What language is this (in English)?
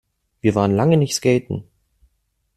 German